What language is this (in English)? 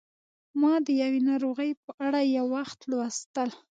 Pashto